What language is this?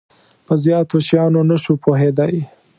Pashto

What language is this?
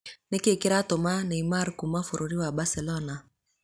Kikuyu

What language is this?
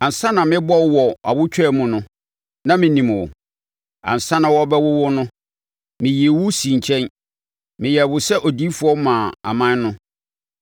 Akan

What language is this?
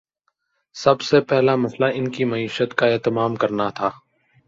Urdu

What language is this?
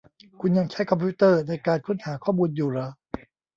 Thai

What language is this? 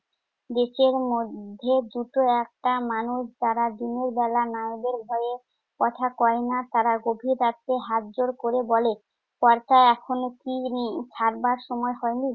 Bangla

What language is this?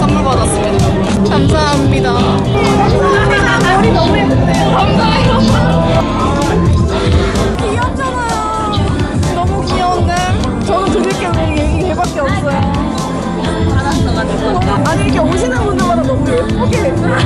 Korean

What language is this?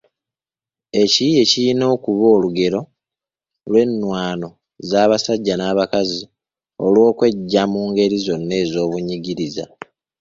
Ganda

